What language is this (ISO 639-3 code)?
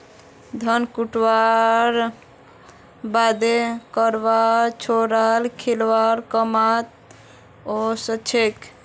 mag